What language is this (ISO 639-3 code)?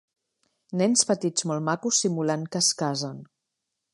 cat